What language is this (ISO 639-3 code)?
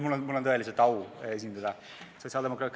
est